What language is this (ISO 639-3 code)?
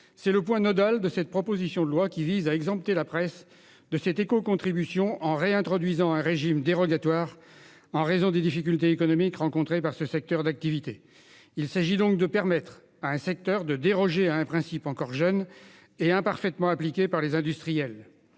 fra